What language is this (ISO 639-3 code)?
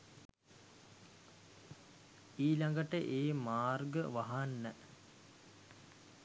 sin